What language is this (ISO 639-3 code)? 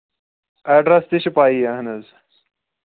kas